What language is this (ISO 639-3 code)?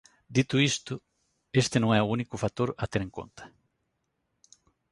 glg